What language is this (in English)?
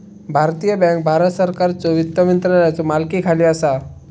Marathi